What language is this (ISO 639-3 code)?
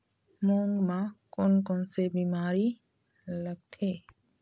hne